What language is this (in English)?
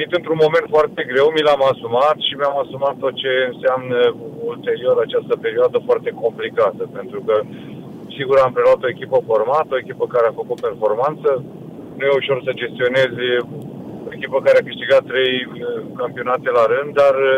Romanian